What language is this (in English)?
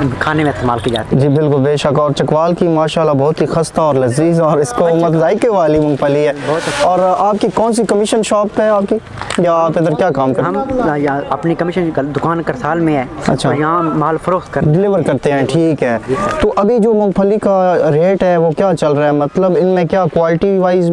Romanian